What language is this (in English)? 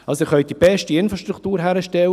Swiss German